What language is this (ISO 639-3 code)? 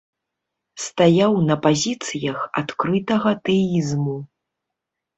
bel